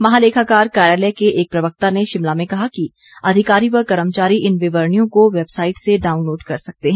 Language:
Hindi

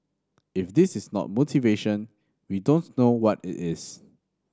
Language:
English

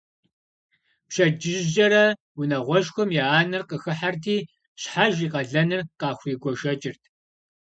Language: Kabardian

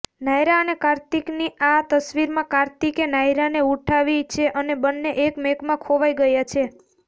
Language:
Gujarati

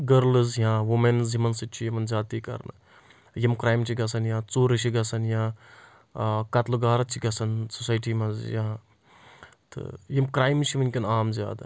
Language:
Kashmiri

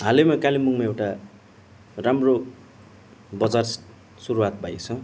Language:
Nepali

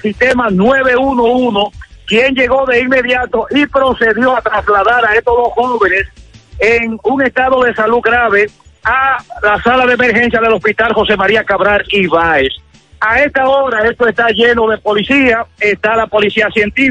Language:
Spanish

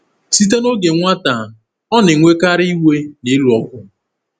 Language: Igbo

